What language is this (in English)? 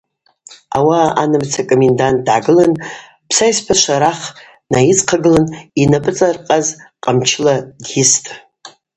Abaza